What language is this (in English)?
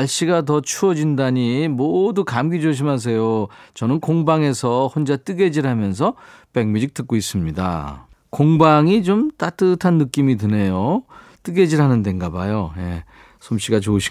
Korean